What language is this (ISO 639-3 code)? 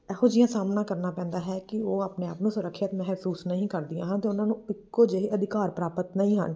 pan